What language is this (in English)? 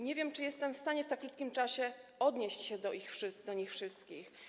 Polish